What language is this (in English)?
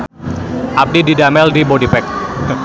Sundanese